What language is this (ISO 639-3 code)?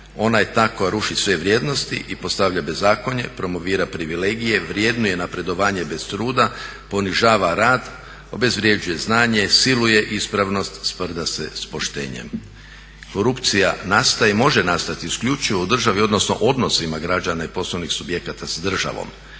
hrv